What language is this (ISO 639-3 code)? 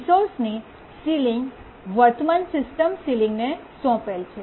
guj